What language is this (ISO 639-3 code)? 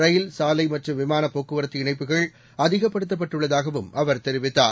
tam